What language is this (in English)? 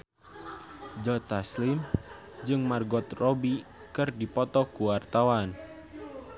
Sundanese